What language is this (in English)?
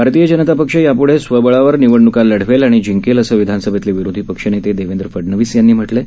Marathi